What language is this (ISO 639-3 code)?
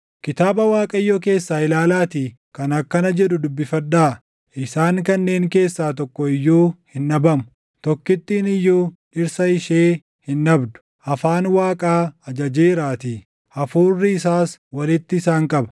orm